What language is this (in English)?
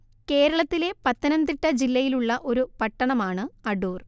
Malayalam